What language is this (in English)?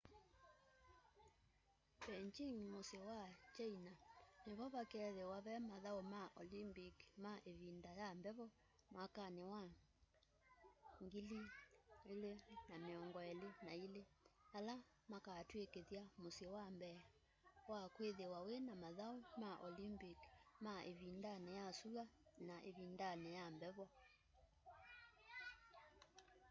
Kamba